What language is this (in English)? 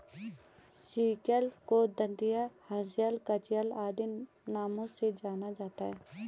Hindi